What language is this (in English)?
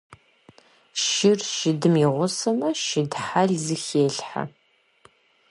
Kabardian